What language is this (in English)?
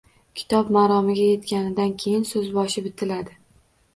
Uzbek